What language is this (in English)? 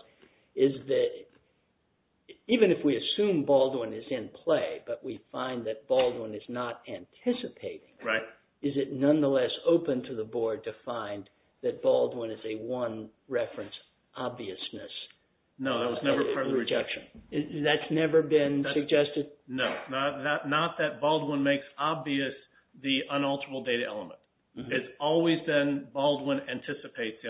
English